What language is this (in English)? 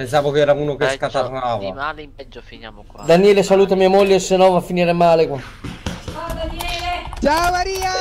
Italian